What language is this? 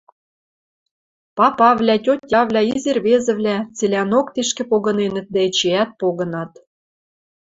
Western Mari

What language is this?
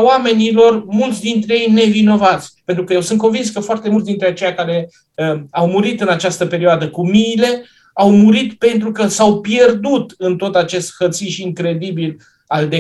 Romanian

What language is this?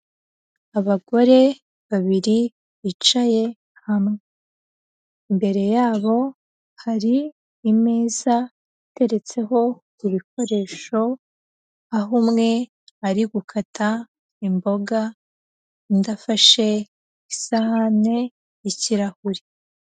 Kinyarwanda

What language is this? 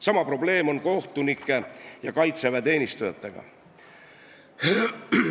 Estonian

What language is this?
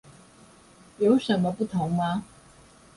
Chinese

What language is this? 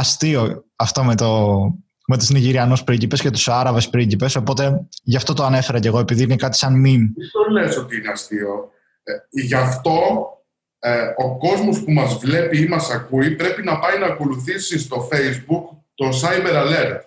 Greek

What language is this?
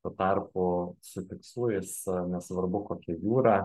Lithuanian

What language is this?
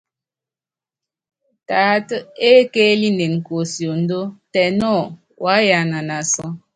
Yangben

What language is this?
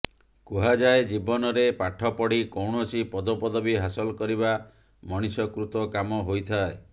Odia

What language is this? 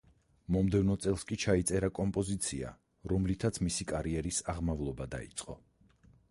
Georgian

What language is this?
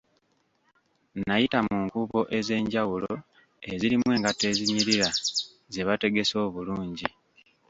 Ganda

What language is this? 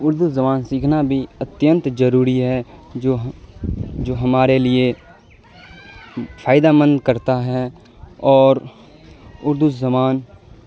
Urdu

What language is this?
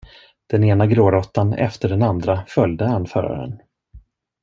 Swedish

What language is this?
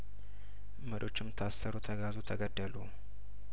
Amharic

